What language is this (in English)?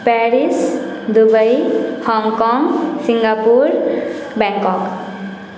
Maithili